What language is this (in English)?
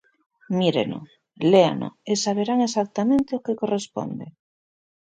Galician